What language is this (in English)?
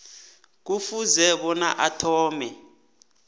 South Ndebele